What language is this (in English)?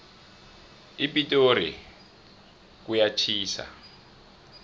South Ndebele